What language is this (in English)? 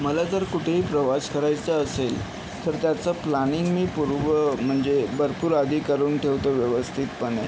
Marathi